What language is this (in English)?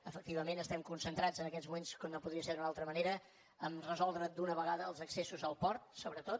Catalan